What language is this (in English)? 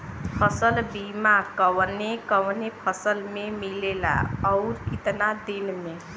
Bhojpuri